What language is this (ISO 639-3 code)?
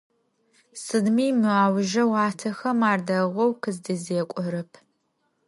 ady